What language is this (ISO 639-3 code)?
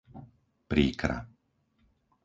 slk